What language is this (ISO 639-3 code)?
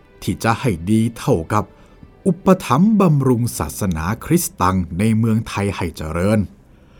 tha